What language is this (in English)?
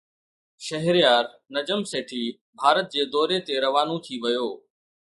Sindhi